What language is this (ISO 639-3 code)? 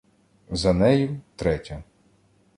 ukr